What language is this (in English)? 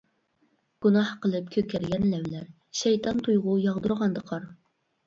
Uyghur